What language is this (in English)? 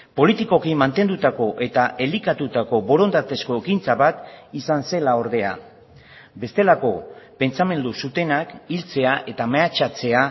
Basque